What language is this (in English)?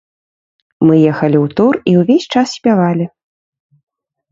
Belarusian